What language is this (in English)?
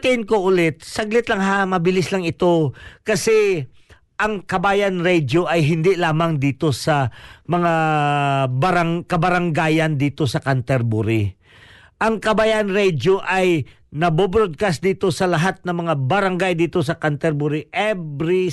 Filipino